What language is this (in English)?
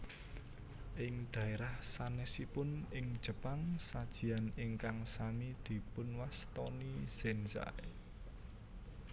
Javanese